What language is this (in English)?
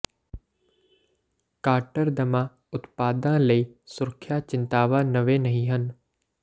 Punjabi